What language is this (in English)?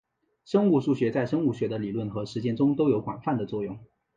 Chinese